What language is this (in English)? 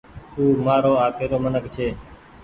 Goaria